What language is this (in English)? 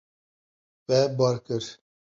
Kurdish